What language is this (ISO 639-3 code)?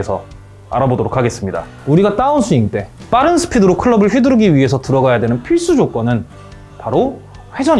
kor